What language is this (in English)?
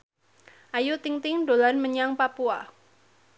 Javanese